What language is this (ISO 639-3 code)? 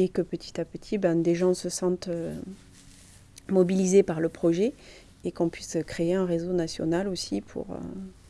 fra